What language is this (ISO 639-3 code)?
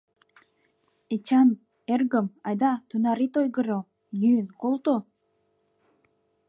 chm